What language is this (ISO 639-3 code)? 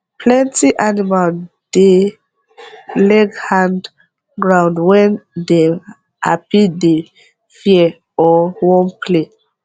pcm